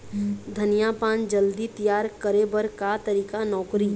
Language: Chhattisgarhi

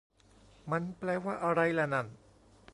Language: Thai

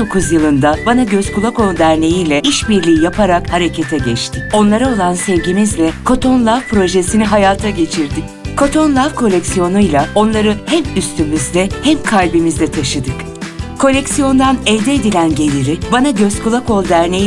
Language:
Turkish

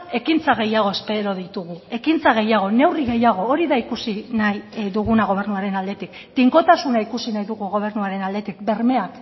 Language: Basque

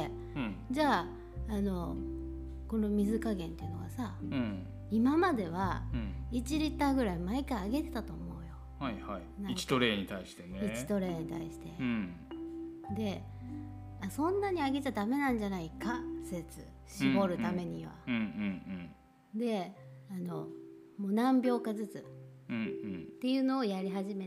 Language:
Japanese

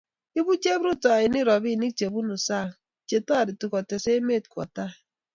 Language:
Kalenjin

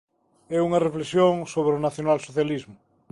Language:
Galician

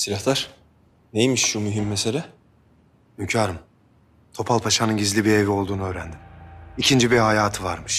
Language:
Turkish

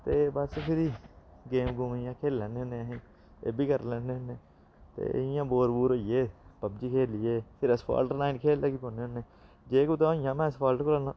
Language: Dogri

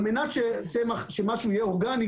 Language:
Hebrew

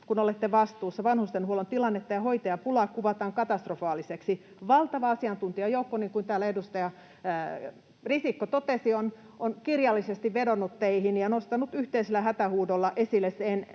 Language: Finnish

